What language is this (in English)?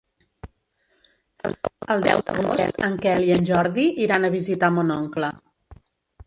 Catalan